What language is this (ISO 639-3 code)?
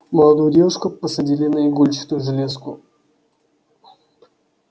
rus